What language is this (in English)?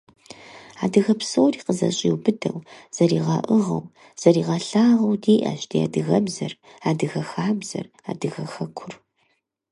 Kabardian